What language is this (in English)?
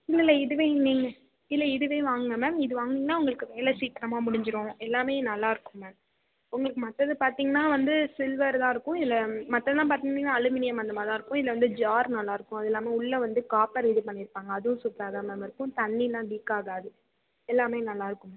Tamil